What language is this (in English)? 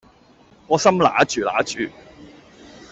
Cantonese